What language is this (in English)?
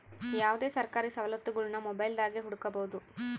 Kannada